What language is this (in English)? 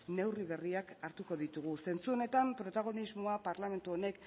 Basque